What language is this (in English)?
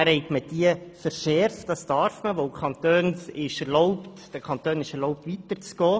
Swiss German